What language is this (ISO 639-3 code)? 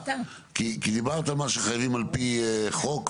heb